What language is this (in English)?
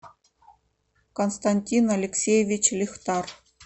Russian